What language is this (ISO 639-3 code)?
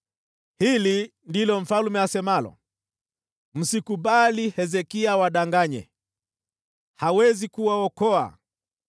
swa